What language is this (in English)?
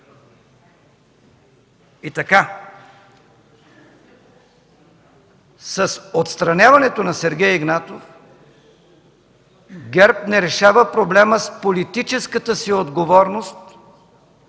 Bulgarian